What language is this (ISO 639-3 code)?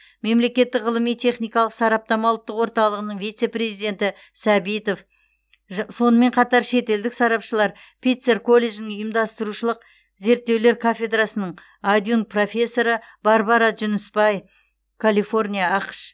kaz